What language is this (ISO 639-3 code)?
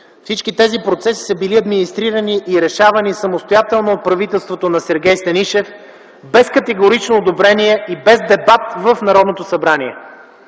bul